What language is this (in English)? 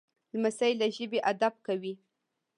Pashto